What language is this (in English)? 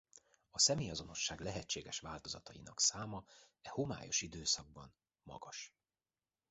Hungarian